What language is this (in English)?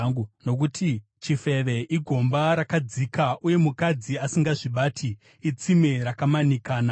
Shona